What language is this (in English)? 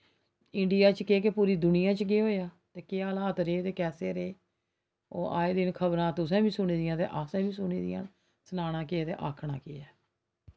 Dogri